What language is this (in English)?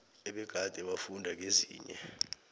South Ndebele